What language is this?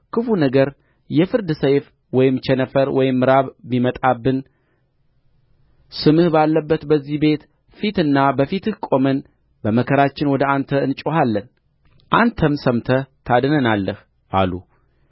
Amharic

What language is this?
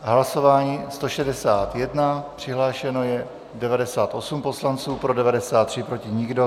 Czech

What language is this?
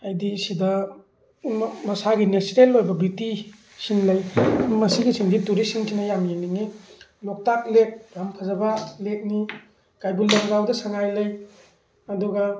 Manipuri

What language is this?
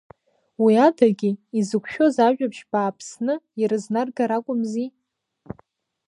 Abkhazian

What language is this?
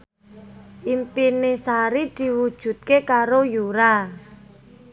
Javanese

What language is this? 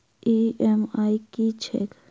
Maithili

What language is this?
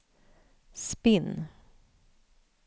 Swedish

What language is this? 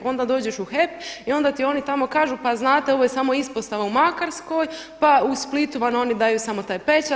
Croatian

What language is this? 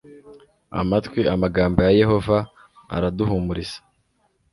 Kinyarwanda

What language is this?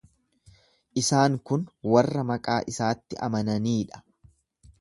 Oromo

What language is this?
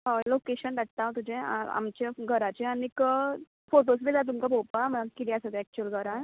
Konkani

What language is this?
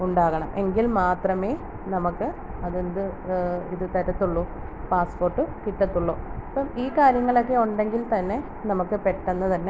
Malayalam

